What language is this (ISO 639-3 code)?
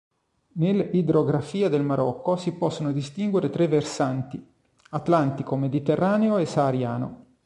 ita